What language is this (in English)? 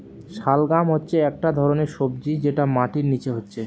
Bangla